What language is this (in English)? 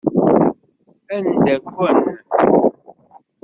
Kabyle